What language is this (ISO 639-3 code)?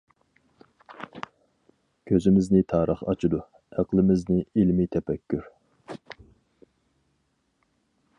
uig